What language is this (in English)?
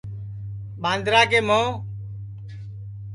Sansi